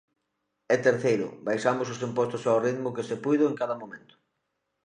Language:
Galician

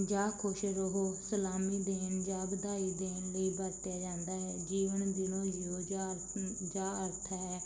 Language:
Punjabi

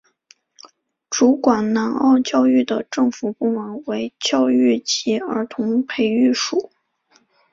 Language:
Chinese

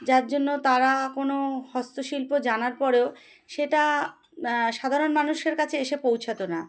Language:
Bangla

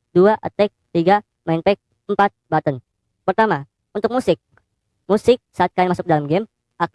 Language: Indonesian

